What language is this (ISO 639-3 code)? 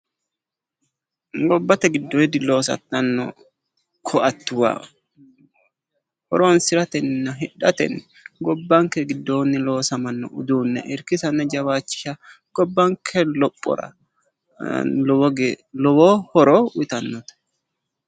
sid